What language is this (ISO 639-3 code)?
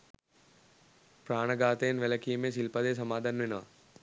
sin